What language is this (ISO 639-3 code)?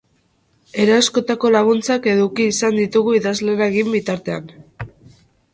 eus